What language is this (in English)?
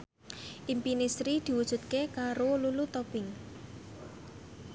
Javanese